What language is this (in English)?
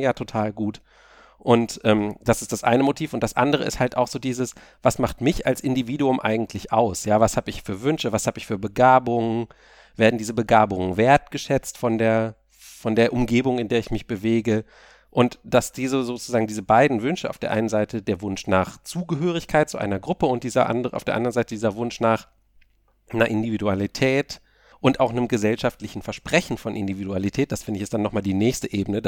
German